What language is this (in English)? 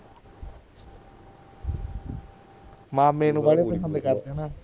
Punjabi